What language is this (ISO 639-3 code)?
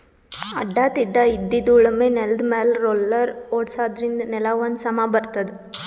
kan